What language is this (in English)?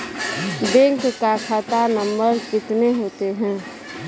Maithili